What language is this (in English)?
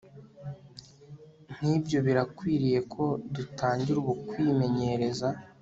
Kinyarwanda